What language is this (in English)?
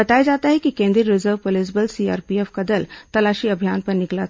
Hindi